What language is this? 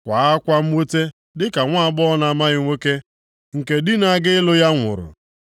Igbo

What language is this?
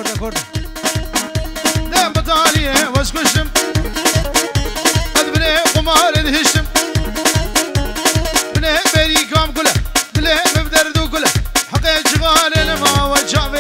French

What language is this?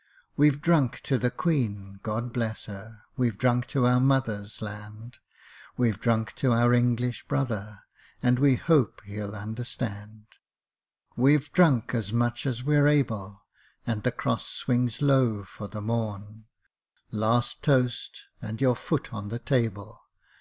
English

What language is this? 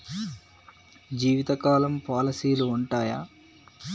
Telugu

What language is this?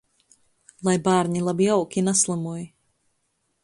Latgalian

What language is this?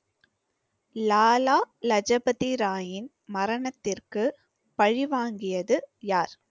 Tamil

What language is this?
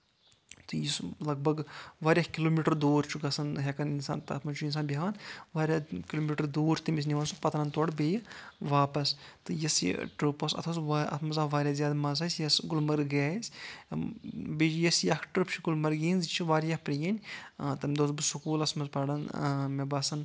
Kashmiri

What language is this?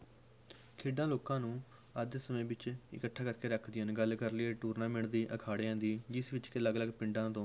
Punjabi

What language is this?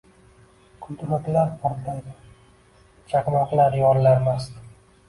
Uzbek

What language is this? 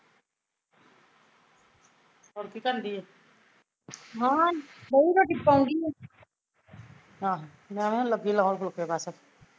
Punjabi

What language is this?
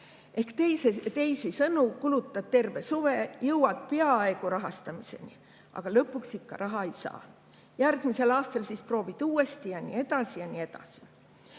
Estonian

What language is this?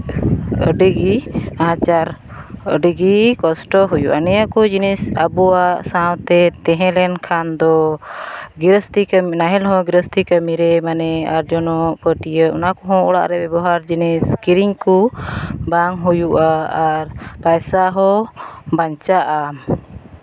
Santali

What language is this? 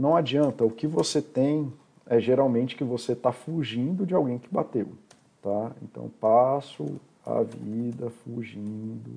Portuguese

